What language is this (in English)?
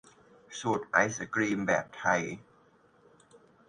Thai